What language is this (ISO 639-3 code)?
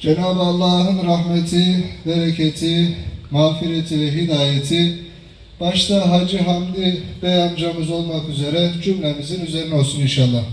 tur